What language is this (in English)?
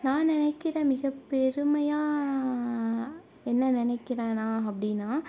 Tamil